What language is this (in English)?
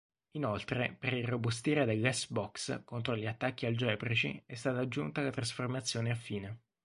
Italian